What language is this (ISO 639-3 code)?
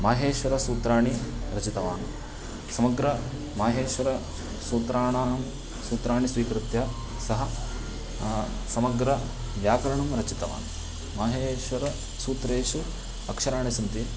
san